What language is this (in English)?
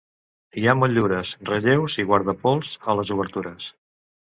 Catalan